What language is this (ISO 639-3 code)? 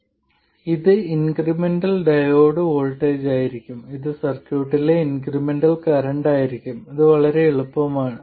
mal